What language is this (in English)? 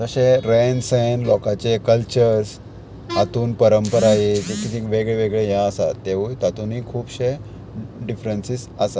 Konkani